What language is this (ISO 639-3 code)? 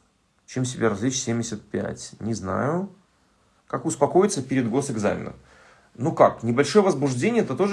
rus